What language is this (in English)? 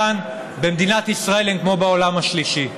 Hebrew